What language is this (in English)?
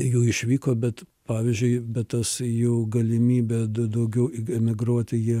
Lithuanian